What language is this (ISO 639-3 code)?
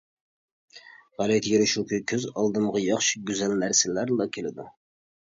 uig